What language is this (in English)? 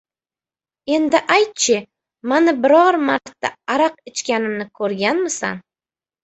Uzbek